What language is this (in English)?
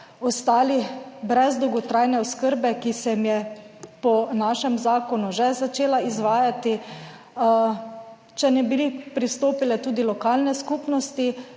Slovenian